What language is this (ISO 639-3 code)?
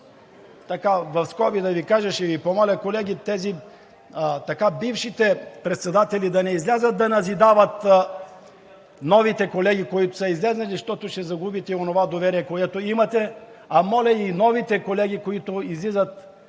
bul